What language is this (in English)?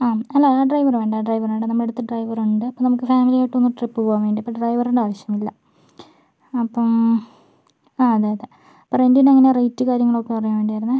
Malayalam